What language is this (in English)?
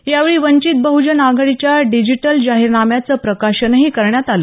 Marathi